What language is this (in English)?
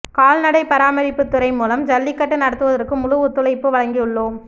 Tamil